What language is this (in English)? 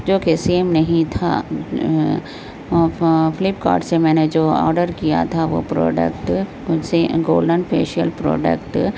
Urdu